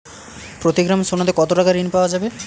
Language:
Bangla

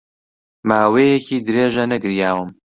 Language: Central Kurdish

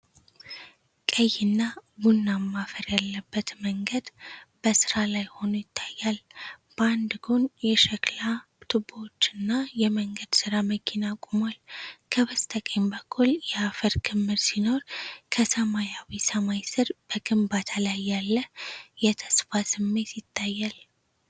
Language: Amharic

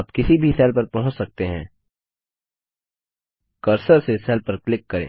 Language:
Hindi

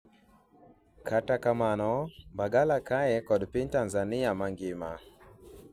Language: Luo (Kenya and Tanzania)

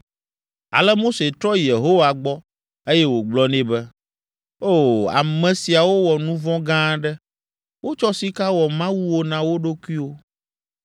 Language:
Ewe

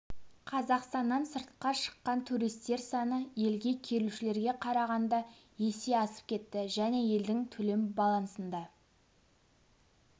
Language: Kazakh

